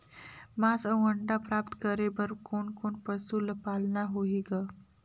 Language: Chhattisgarhi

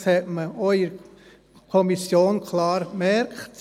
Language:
Swiss German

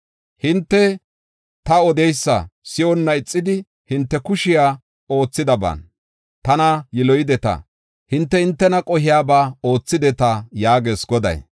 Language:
Gofa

